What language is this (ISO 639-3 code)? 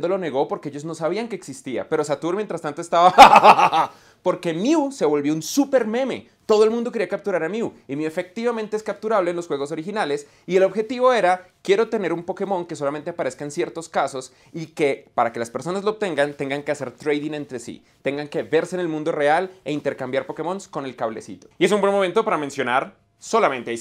spa